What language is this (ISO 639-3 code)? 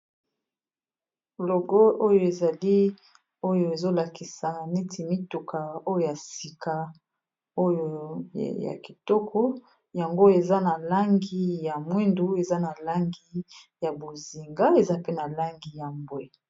lin